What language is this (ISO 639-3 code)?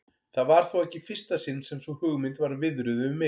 isl